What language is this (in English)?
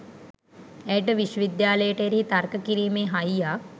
Sinhala